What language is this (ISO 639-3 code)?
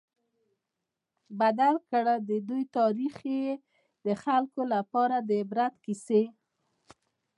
pus